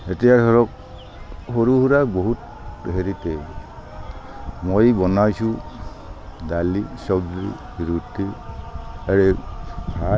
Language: Assamese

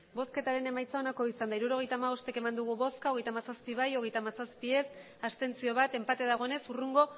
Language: Basque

